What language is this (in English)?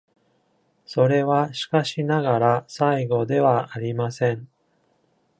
Japanese